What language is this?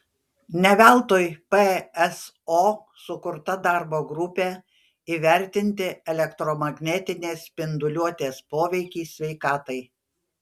Lithuanian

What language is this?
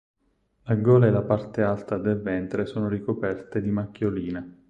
Italian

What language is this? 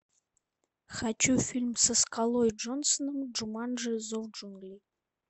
Russian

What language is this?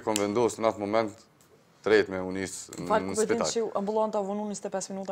Romanian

